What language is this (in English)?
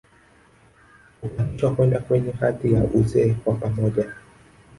Swahili